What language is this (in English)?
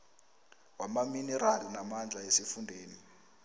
South Ndebele